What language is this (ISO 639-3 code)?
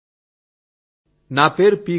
tel